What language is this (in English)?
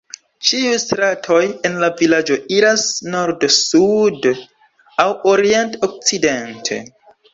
Esperanto